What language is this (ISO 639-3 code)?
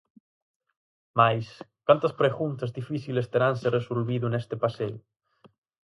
glg